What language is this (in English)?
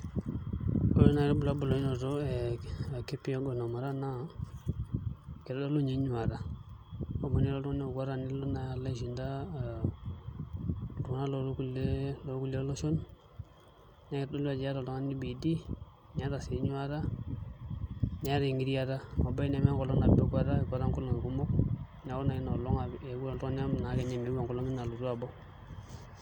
Masai